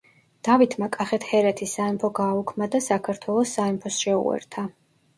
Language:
Georgian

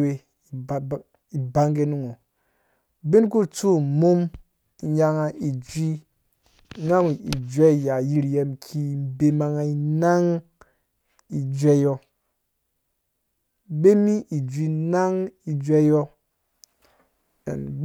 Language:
Dũya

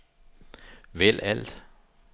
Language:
Danish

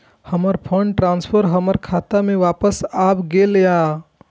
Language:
Maithili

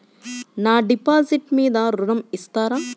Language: Telugu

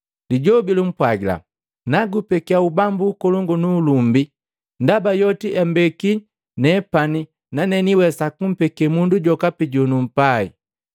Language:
Matengo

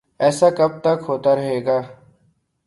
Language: Urdu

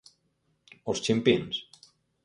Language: Galician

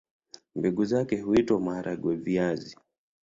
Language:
Swahili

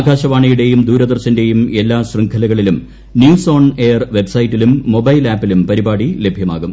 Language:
Malayalam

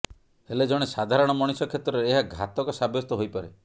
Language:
Odia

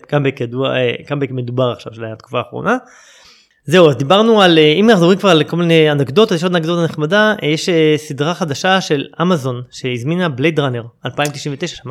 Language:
Hebrew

